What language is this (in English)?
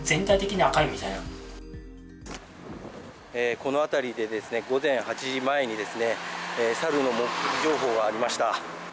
Japanese